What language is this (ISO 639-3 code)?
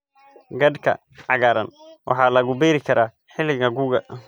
som